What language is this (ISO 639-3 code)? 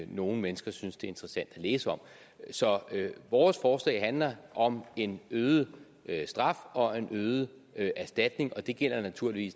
dan